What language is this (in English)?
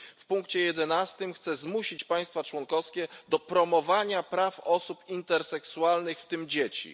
Polish